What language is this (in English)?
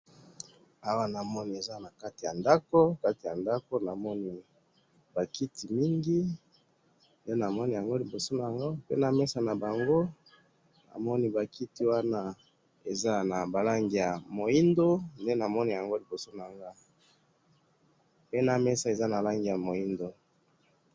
Lingala